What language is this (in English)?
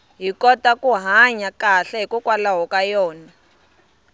Tsonga